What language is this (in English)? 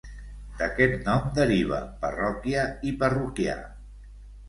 Catalan